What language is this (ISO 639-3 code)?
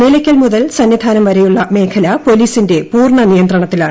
mal